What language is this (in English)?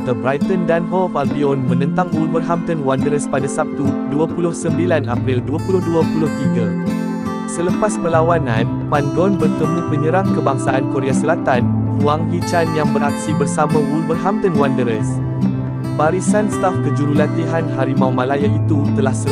Malay